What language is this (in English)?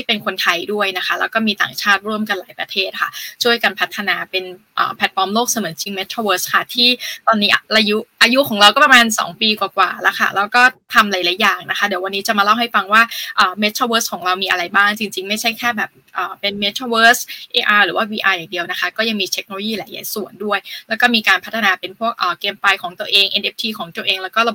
Thai